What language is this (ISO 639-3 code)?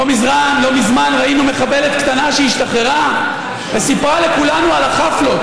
heb